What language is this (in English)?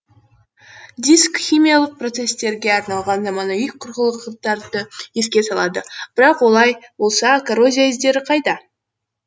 Kazakh